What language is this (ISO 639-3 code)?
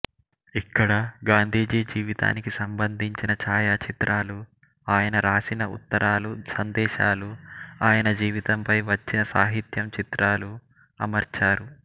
tel